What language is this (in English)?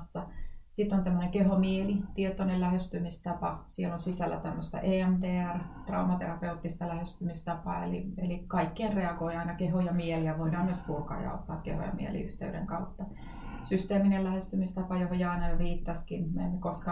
Finnish